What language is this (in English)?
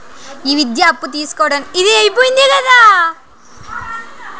Telugu